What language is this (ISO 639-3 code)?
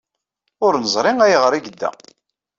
kab